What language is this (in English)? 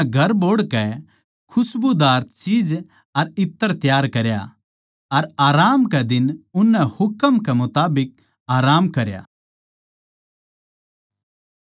Haryanvi